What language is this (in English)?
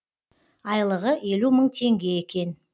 Kazakh